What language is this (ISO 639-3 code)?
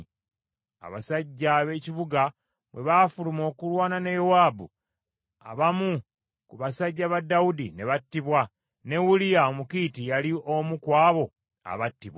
lug